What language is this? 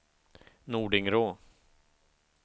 Swedish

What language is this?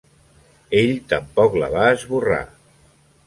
Catalan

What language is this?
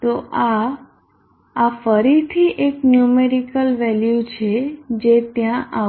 Gujarati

